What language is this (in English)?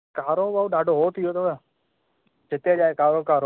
Sindhi